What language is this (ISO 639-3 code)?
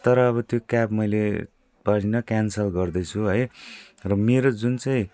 nep